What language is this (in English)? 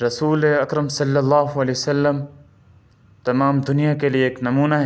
Urdu